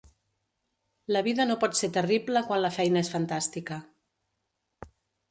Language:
Catalan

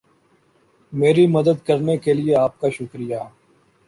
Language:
Urdu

